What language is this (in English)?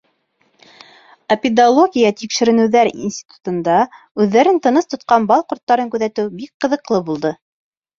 Bashkir